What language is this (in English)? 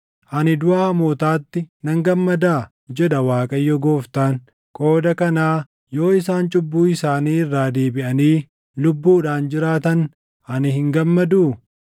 Oromo